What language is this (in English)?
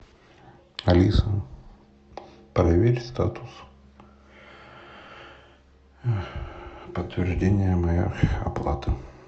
Russian